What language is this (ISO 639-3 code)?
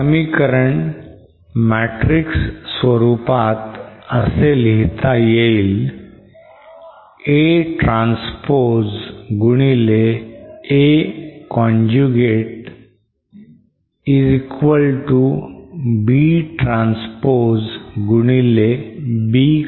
mar